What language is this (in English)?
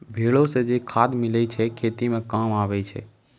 Maithili